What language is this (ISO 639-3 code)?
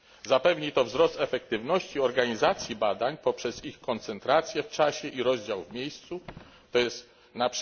pol